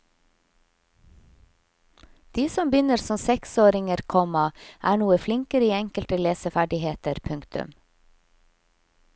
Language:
Norwegian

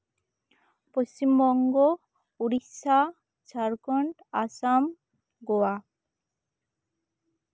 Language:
Santali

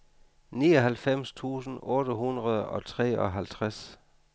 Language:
Danish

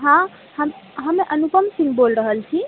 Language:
Maithili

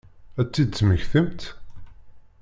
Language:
Kabyle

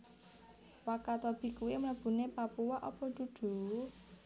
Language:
Javanese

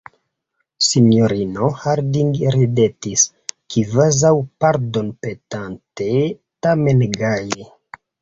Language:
Esperanto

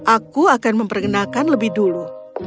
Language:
Indonesian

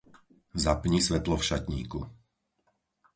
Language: Slovak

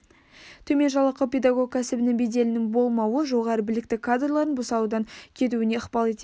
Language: Kazakh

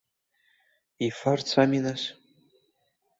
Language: Abkhazian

